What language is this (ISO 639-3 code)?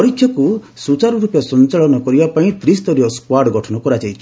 ori